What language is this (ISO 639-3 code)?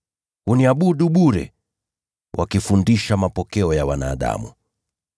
swa